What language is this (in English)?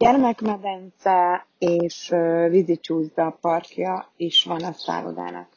Hungarian